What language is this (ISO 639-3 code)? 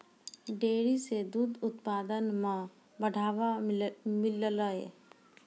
mai